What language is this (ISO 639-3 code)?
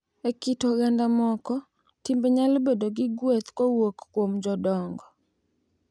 luo